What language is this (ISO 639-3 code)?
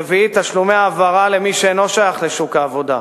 heb